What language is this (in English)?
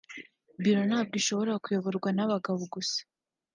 Kinyarwanda